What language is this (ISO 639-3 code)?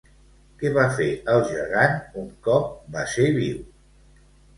cat